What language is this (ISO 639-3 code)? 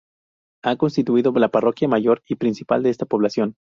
spa